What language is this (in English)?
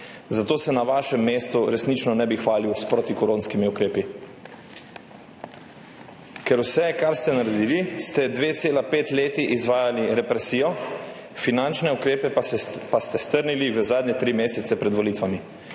Slovenian